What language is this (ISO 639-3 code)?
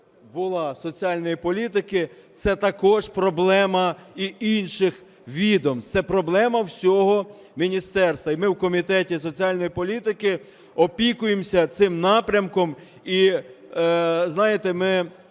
ukr